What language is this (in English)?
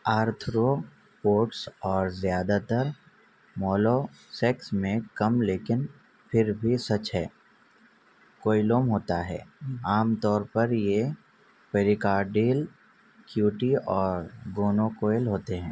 Urdu